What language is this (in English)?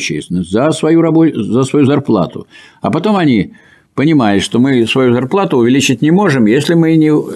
Russian